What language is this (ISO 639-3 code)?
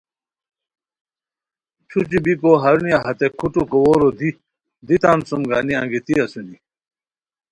khw